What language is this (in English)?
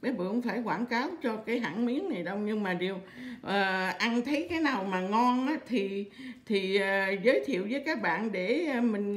Vietnamese